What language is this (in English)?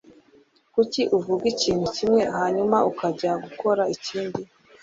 Kinyarwanda